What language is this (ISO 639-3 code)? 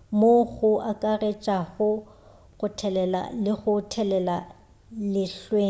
nso